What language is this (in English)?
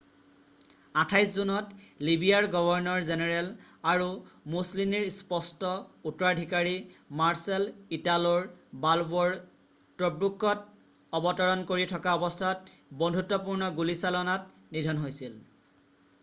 Assamese